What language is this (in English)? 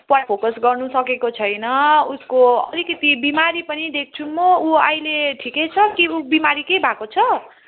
Nepali